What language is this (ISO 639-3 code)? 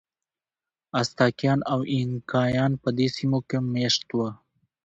pus